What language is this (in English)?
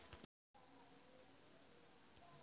Maithili